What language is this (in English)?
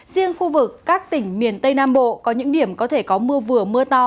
Vietnamese